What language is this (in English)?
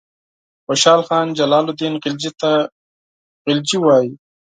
Pashto